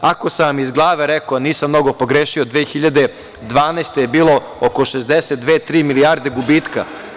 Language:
Serbian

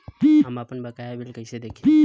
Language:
Bhojpuri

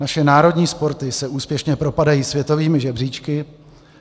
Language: Czech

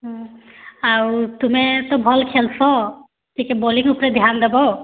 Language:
Odia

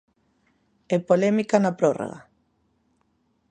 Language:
Galician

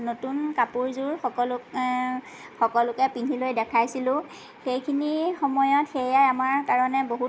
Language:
Assamese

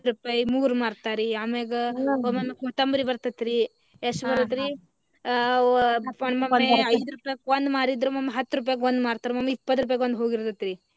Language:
Kannada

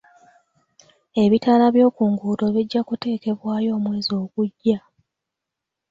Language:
Ganda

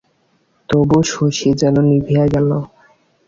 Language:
Bangla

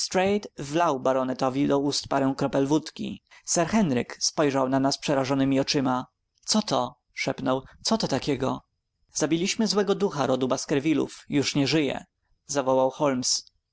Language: Polish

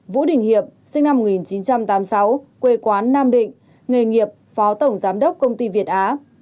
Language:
Vietnamese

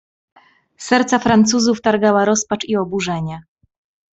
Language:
Polish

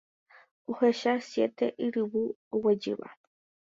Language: Guarani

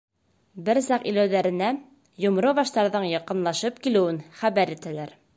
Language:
Bashkir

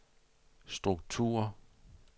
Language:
Danish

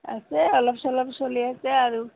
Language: Assamese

